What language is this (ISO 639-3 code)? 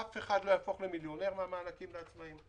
heb